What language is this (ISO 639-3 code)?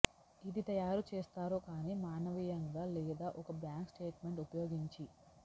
tel